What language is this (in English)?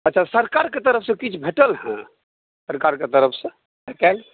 Maithili